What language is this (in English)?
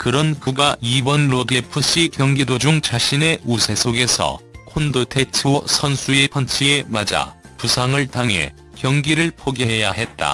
Korean